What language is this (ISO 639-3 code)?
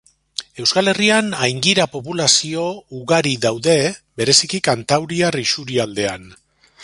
eus